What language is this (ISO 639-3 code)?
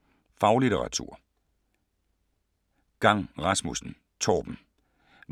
dan